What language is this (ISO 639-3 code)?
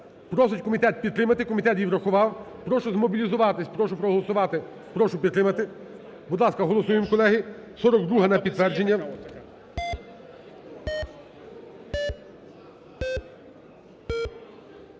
ukr